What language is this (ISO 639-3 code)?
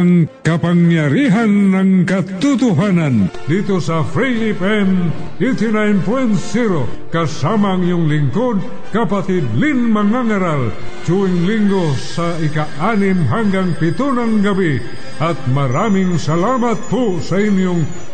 fil